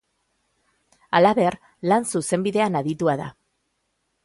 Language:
Basque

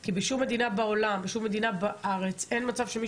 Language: Hebrew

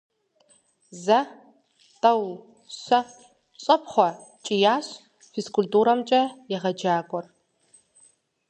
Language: Kabardian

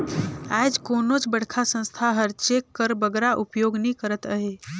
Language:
Chhattisgarhi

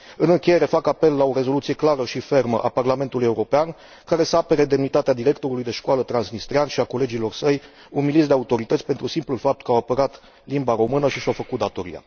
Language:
Romanian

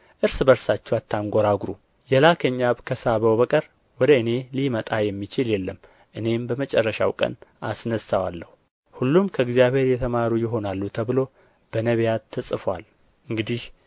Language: Amharic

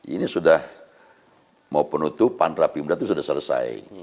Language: Indonesian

